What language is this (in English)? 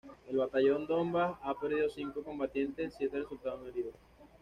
Spanish